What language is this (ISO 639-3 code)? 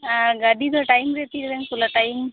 sat